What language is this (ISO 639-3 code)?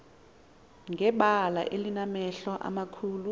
xho